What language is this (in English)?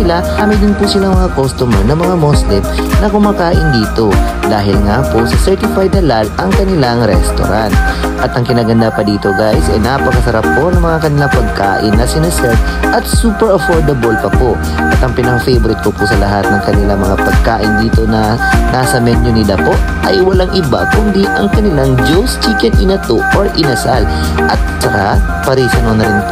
Filipino